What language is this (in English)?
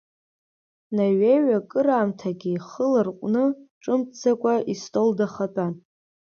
Abkhazian